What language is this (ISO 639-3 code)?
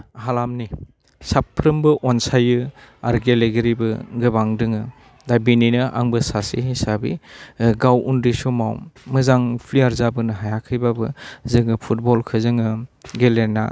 brx